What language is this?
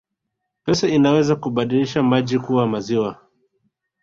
Swahili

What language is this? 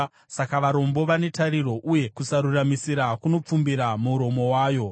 Shona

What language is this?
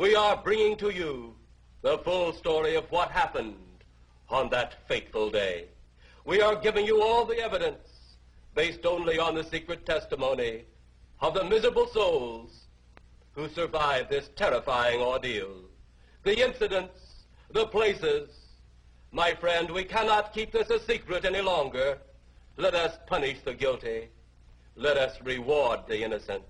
Hebrew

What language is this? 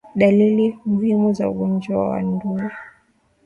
Swahili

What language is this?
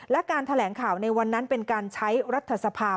Thai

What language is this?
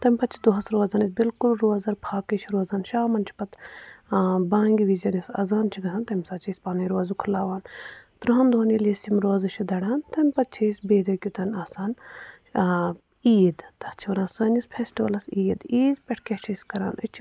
Kashmiri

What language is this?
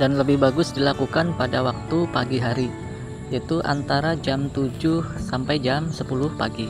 Indonesian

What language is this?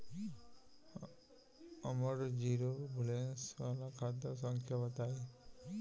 Bhojpuri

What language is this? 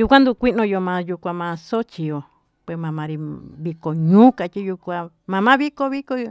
Tututepec Mixtec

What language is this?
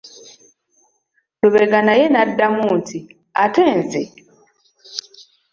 Ganda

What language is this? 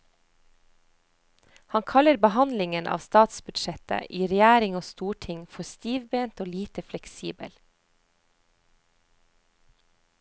Norwegian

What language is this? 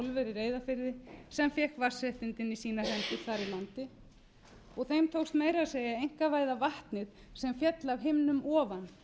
Icelandic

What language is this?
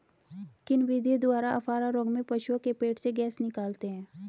Hindi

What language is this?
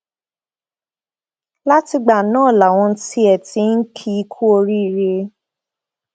Yoruba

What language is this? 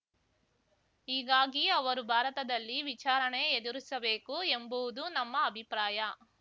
Kannada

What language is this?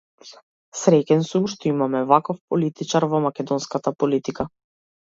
Macedonian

